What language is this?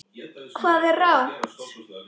Icelandic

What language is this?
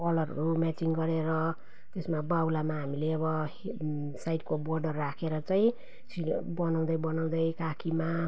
Nepali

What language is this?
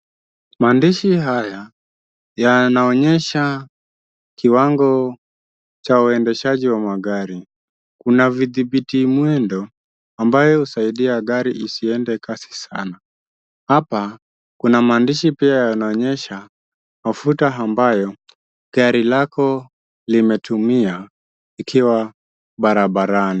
Swahili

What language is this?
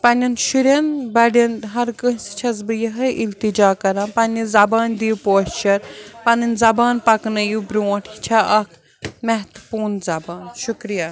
Kashmiri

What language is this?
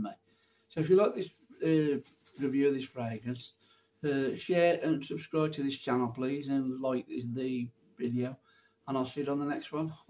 English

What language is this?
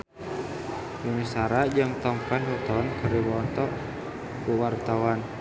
Sundanese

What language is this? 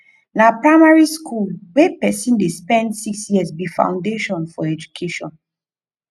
Nigerian Pidgin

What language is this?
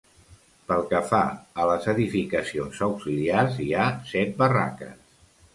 Catalan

